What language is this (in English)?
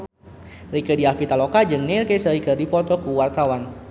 Sundanese